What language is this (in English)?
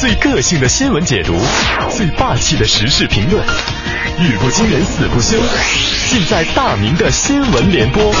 Chinese